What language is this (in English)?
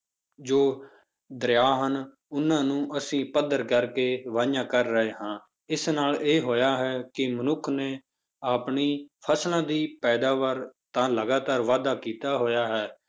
Punjabi